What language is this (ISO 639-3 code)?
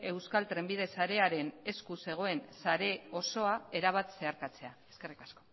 eus